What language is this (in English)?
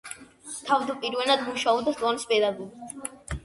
Georgian